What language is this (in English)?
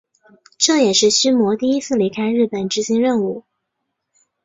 Chinese